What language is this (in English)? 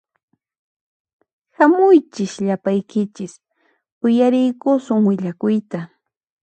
Puno Quechua